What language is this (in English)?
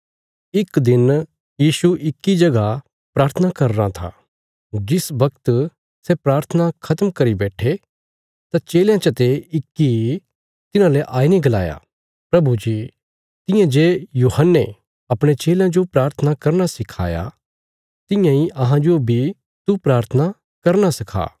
Bilaspuri